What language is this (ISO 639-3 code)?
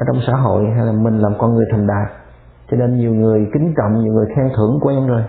vie